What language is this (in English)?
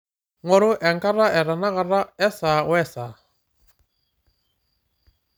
Masai